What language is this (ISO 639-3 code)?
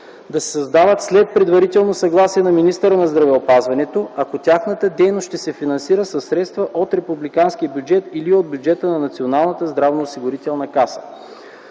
bul